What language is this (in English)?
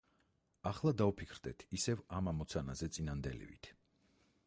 Georgian